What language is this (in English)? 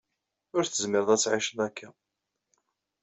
Kabyle